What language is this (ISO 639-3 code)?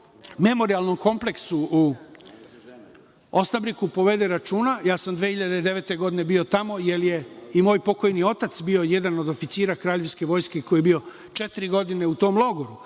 srp